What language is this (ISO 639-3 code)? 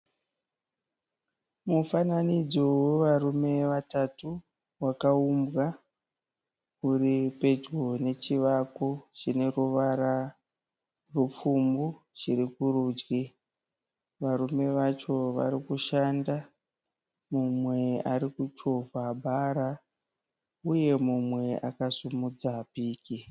sna